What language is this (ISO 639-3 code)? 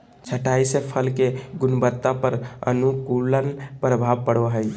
mag